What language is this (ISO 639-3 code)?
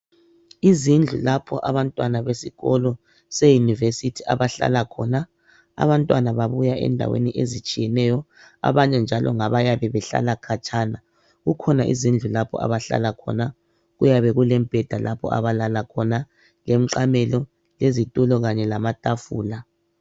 nde